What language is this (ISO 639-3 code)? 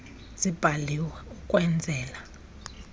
xho